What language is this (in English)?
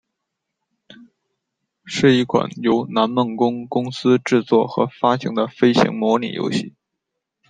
Chinese